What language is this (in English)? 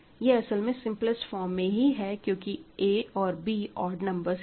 Hindi